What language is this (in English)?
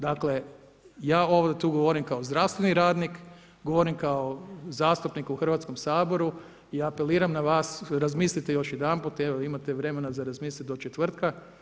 Croatian